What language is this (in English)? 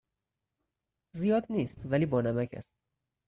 Persian